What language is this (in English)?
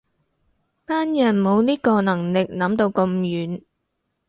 Cantonese